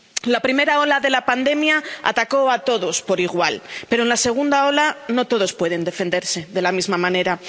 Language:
Spanish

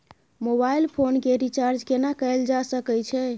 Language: Maithili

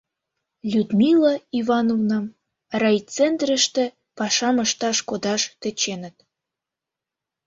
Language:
Mari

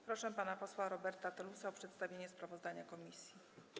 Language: Polish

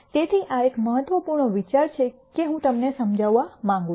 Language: Gujarati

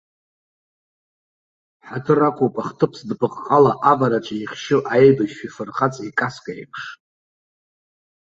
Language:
Abkhazian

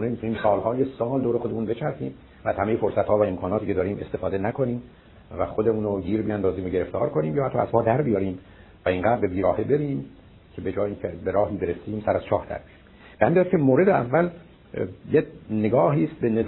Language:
Persian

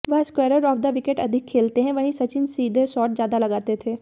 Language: Hindi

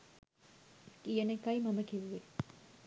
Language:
Sinhala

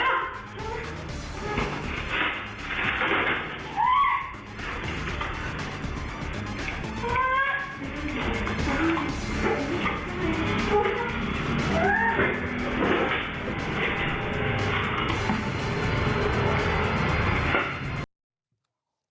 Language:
Thai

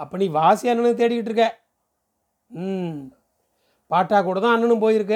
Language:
Tamil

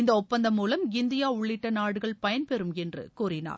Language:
Tamil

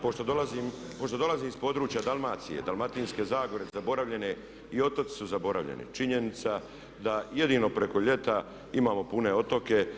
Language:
Croatian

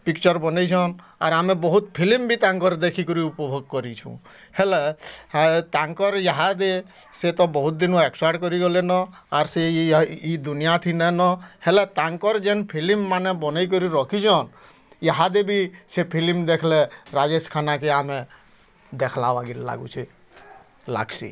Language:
Odia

